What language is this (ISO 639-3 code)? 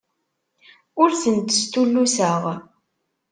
kab